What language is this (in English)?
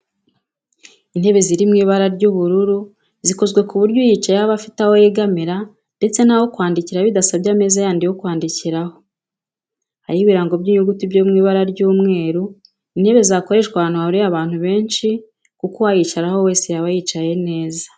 Kinyarwanda